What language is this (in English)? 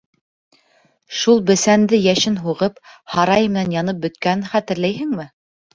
Bashkir